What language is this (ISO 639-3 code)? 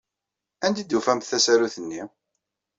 kab